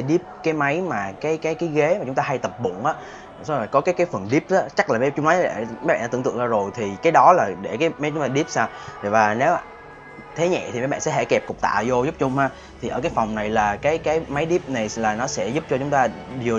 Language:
Vietnamese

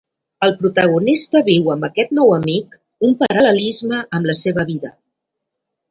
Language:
Catalan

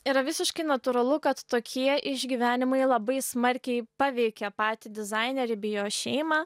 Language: Lithuanian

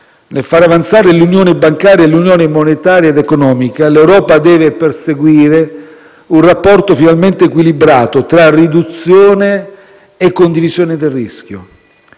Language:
Italian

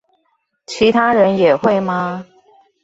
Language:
Chinese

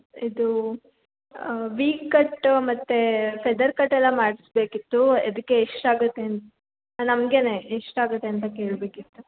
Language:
Kannada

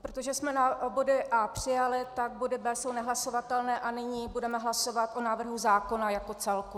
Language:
Czech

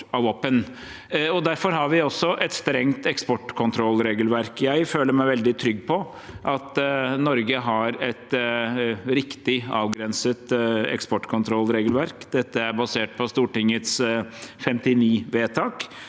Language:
Norwegian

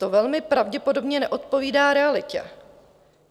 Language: Czech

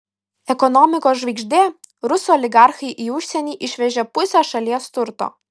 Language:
Lithuanian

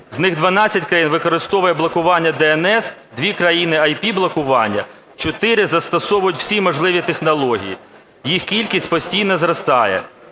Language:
Ukrainian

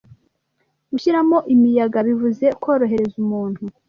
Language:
Kinyarwanda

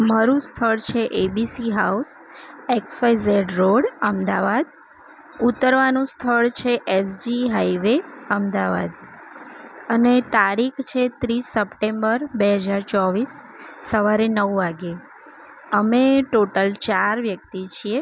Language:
Gujarati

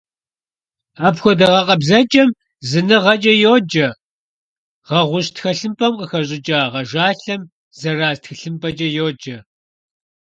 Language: Kabardian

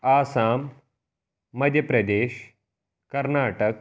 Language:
Kashmiri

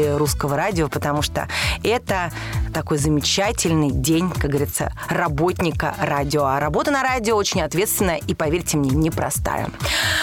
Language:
Russian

